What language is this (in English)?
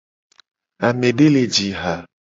Gen